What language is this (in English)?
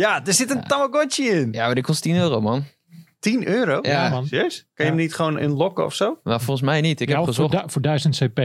Dutch